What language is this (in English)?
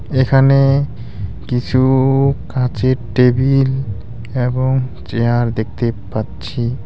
Bangla